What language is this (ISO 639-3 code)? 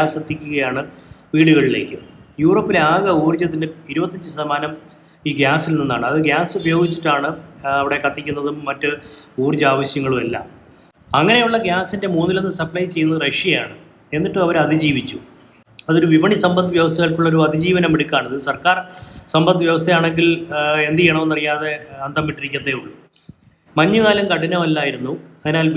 mal